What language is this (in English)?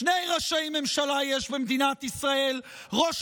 Hebrew